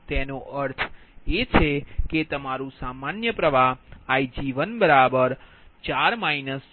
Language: Gujarati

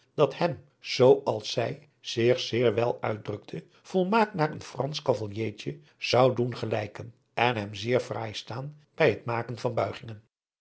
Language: Dutch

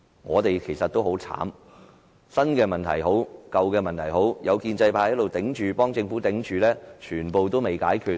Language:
Cantonese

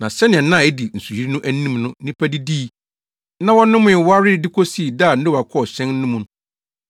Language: Akan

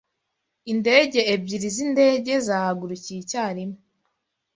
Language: Kinyarwanda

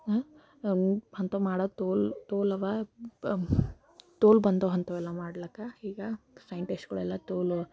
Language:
Kannada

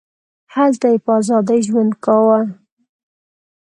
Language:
Pashto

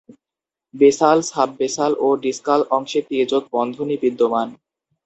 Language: Bangla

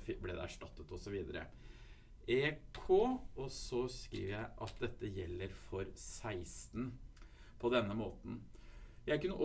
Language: Norwegian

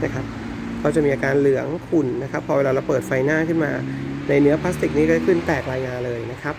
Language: Thai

